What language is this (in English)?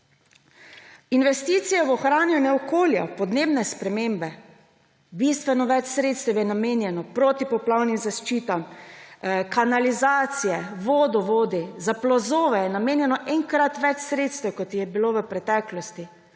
Slovenian